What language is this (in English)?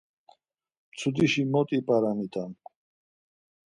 Laz